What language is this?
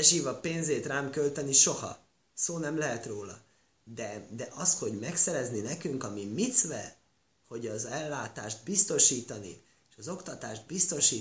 Hungarian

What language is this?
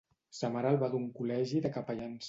Catalan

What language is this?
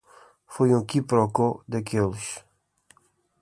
Portuguese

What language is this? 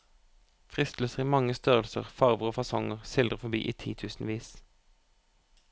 Norwegian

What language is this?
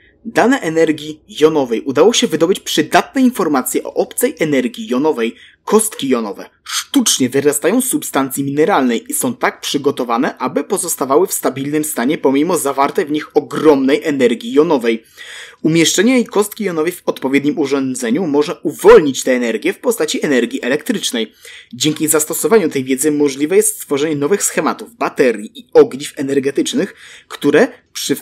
Polish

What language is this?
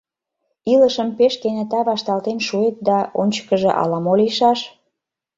Mari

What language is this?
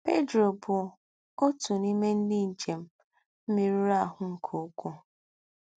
Igbo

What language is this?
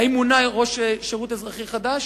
Hebrew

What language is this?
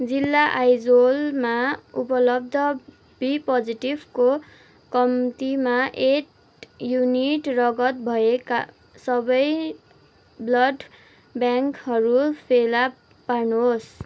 Nepali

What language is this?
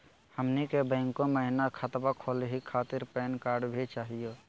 Magahi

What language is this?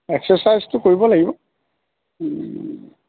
Assamese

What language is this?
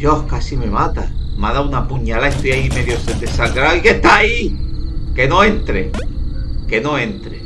Spanish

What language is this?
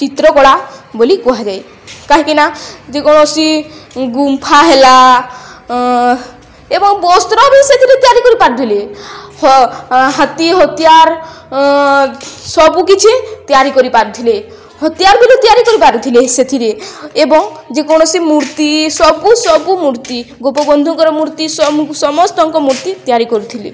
Odia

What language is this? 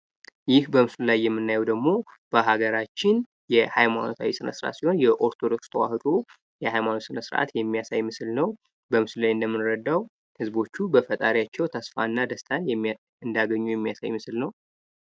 Amharic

